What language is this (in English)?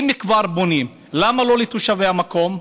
Hebrew